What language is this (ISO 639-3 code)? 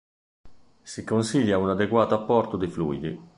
ita